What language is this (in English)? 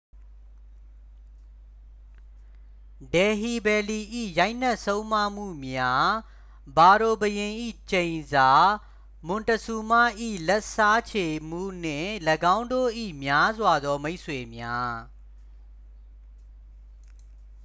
Burmese